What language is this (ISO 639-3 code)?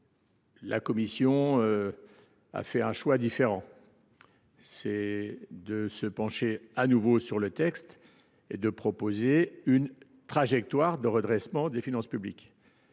fra